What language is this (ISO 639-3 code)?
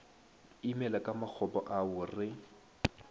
nso